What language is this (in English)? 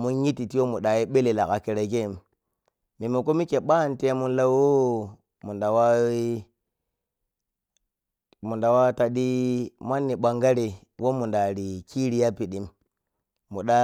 Piya-Kwonci